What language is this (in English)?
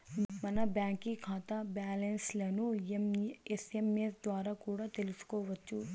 Telugu